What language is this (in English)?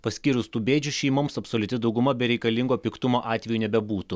Lithuanian